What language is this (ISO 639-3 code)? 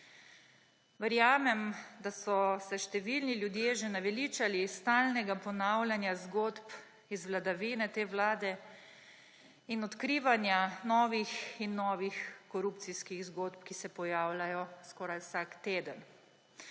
slv